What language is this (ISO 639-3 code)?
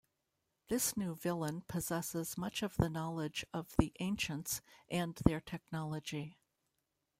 eng